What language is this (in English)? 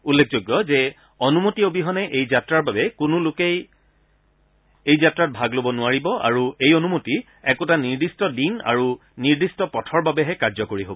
Assamese